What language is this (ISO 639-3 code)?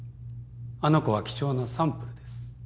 jpn